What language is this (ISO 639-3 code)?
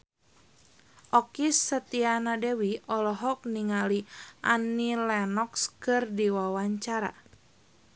sun